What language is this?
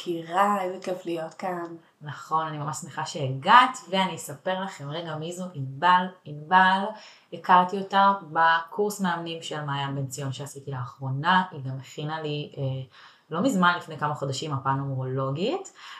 Hebrew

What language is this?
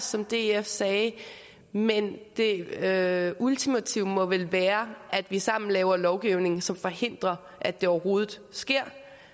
Danish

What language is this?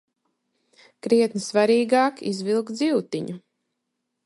Latvian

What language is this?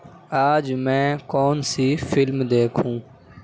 Urdu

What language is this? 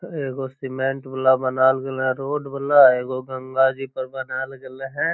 Magahi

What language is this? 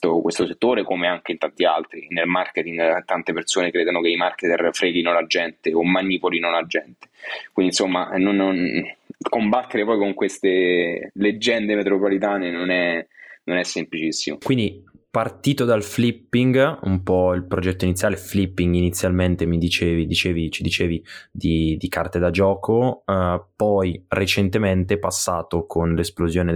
Italian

